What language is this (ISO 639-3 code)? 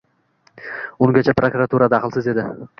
uzb